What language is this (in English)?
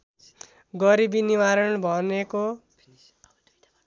Nepali